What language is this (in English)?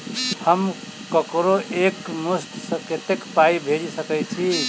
Maithili